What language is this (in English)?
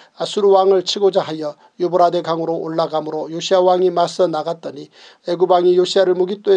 Korean